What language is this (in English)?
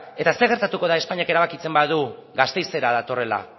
Basque